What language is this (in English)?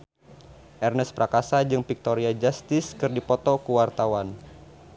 Sundanese